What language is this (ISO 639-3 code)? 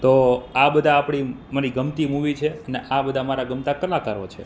guj